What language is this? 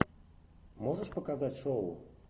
Russian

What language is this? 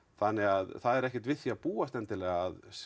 Icelandic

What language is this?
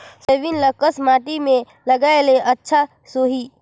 Chhattisgarhi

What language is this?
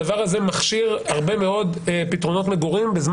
Hebrew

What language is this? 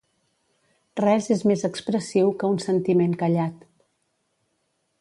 Catalan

